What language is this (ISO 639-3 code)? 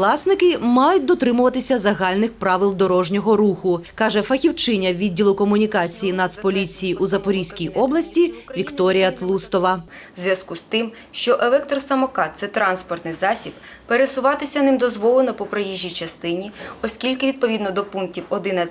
ukr